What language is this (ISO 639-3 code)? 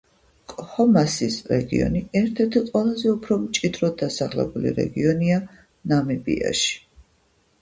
kat